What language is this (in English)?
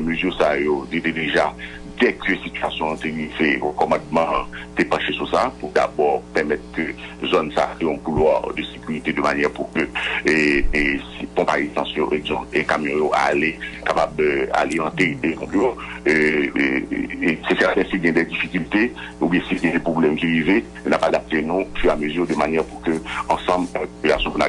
French